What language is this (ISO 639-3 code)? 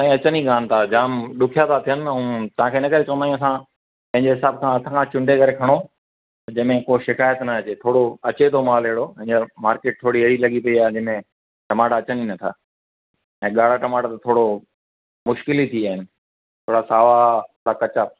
snd